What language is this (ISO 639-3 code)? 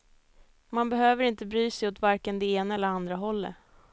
swe